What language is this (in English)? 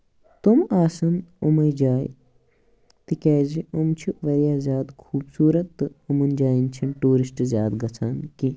Kashmiri